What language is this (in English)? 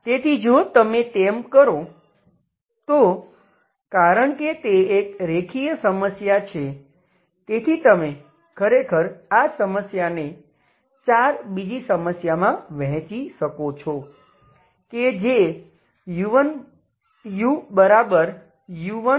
Gujarati